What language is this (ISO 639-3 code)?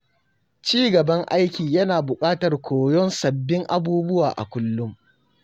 hau